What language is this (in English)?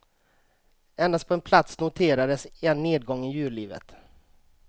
Swedish